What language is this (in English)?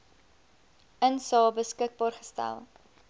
Afrikaans